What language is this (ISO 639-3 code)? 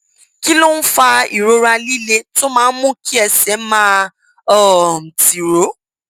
yor